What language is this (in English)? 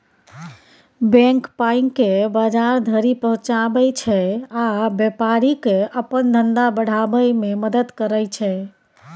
Maithili